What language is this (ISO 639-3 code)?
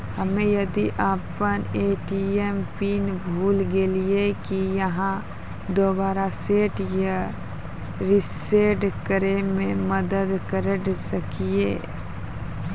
mai